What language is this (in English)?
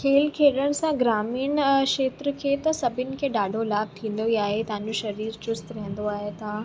Sindhi